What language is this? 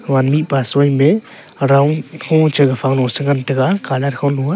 Wancho Naga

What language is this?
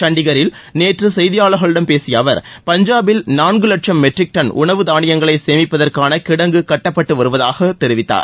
Tamil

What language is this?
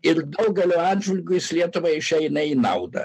Lithuanian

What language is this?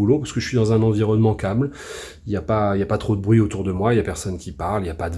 French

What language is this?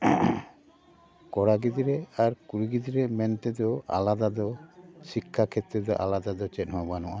Santali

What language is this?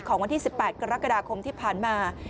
Thai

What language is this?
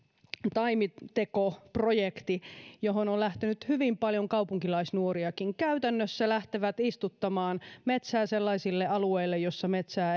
Finnish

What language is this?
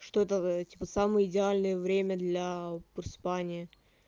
Russian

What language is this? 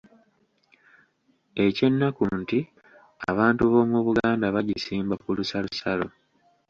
Ganda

